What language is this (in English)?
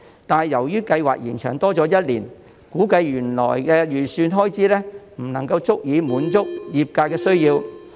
Cantonese